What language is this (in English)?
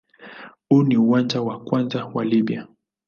Swahili